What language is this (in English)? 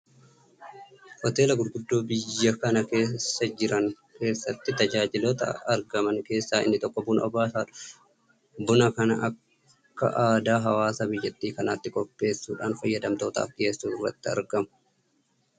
Oromo